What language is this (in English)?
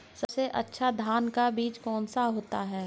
Hindi